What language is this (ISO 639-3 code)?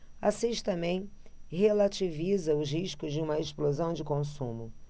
por